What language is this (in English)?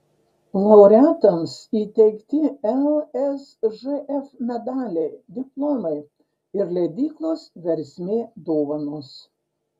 Lithuanian